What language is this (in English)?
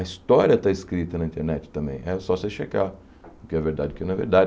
Portuguese